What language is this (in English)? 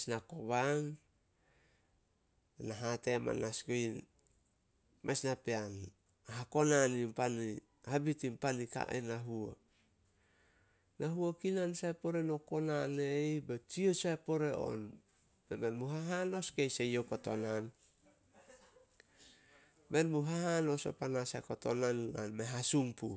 Solos